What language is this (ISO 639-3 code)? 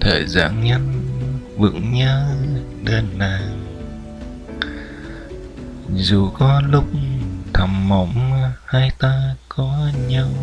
vie